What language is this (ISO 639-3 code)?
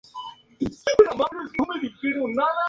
spa